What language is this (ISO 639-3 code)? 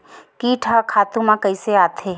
hne